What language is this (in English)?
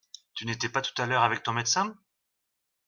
French